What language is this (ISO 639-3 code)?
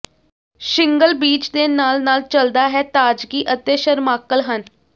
pan